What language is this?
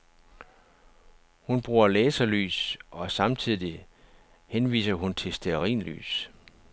Danish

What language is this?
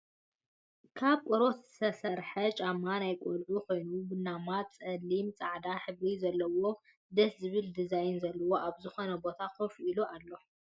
Tigrinya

